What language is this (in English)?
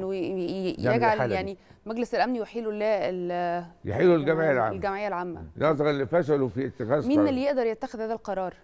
Arabic